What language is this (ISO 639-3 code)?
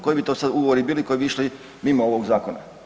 hrv